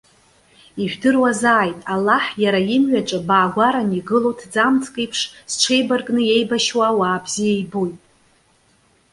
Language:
Abkhazian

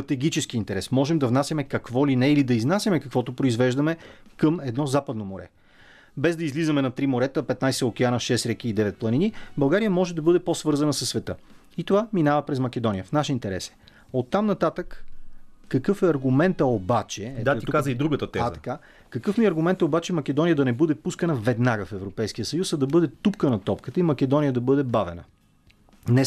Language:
Bulgarian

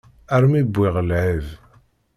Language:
Kabyle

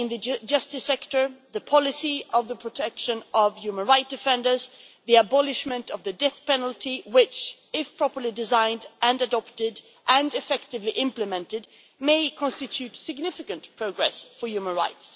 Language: English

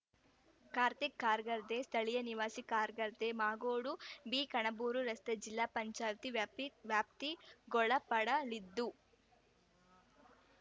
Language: Kannada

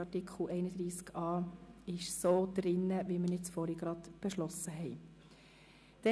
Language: Swiss German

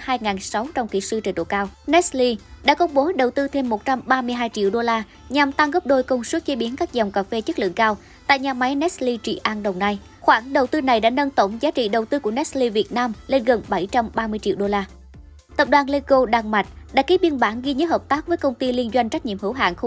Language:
Vietnamese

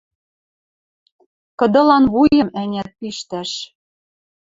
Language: Western Mari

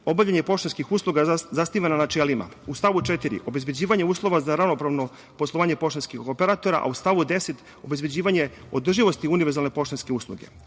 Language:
Serbian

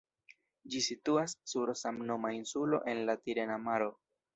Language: Esperanto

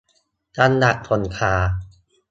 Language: Thai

